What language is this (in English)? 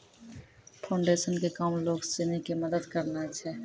Maithili